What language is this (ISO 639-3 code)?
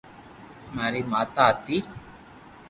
lrk